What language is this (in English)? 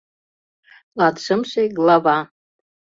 Mari